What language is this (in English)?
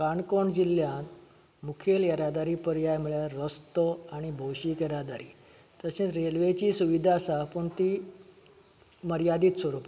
Konkani